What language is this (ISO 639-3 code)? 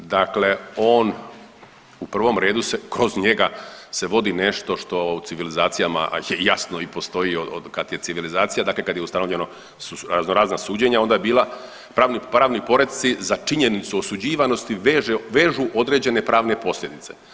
hrv